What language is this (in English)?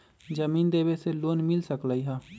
Magahi